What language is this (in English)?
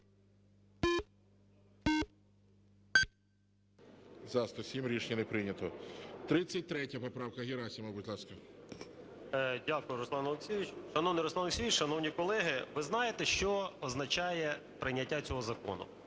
Ukrainian